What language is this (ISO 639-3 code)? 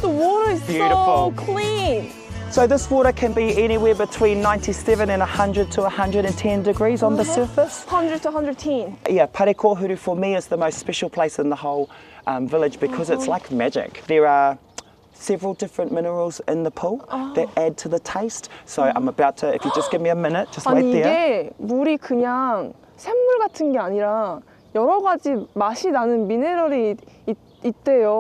kor